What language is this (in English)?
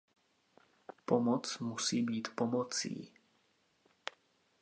Czech